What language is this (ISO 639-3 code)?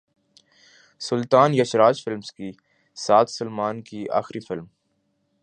urd